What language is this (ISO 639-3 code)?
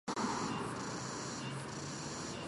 zho